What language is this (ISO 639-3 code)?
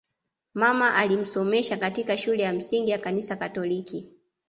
swa